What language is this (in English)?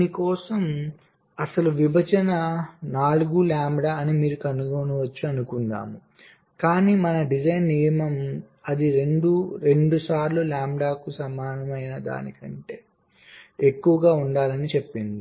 Telugu